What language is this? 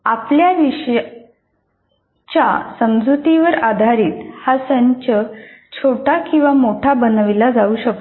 Marathi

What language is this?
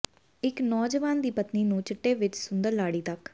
Punjabi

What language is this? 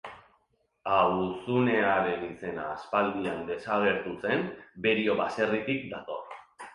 Basque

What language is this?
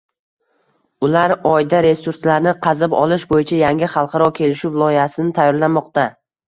Uzbek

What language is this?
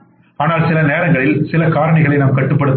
Tamil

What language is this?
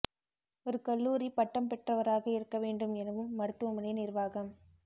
Tamil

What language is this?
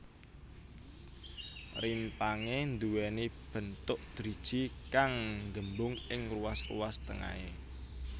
Javanese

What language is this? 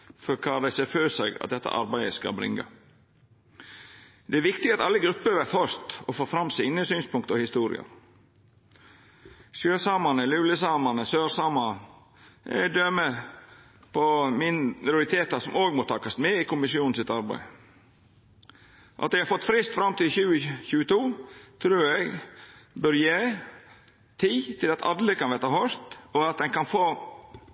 Norwegian Nynorsk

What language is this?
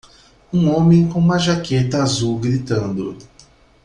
Portuguese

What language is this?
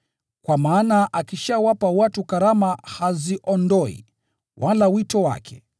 Swahili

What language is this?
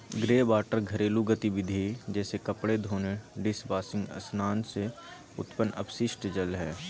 Magahi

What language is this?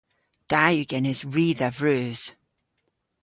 Cornish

